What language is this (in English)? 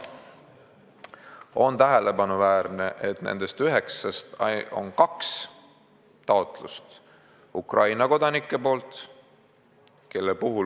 Estonian